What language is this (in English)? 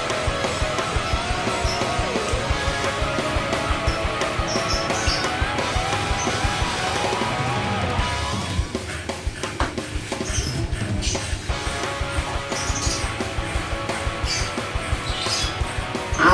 Indonesian